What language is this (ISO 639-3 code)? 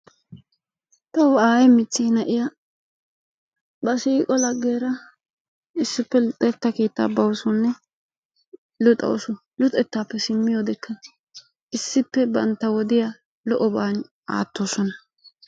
wal